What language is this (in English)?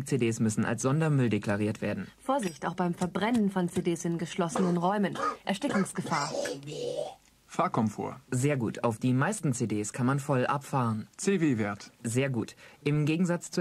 German